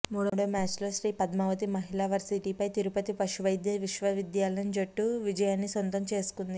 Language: Telugu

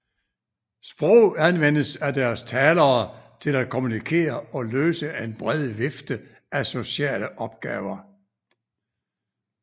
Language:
Danish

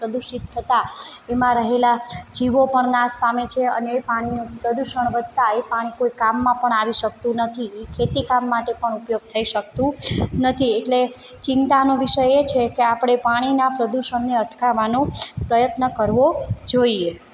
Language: Gujarati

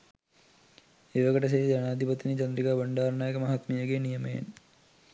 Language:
Sinhala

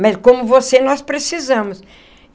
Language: Portuguese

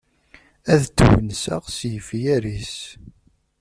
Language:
Kabyle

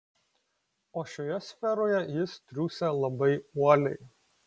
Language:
Lithuanian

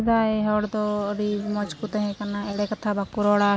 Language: Santali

